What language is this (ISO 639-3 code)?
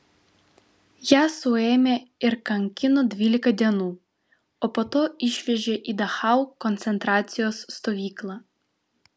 lit